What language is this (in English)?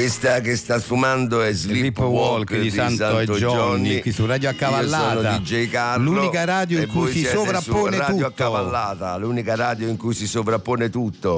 Italian